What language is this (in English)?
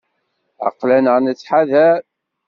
Kabyle